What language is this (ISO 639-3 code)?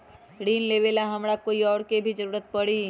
mag